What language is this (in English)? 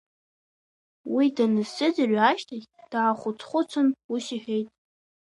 Abkhazian